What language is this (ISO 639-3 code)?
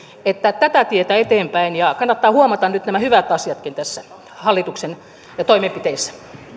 fin